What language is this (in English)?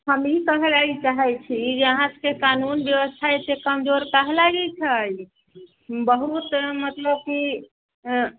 Maithili